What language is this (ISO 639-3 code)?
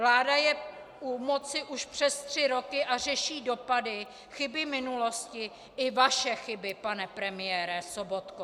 ces